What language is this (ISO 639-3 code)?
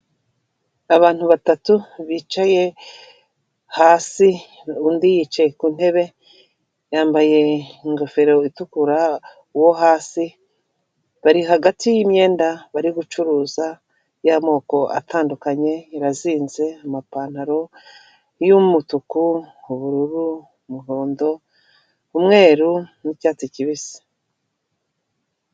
kin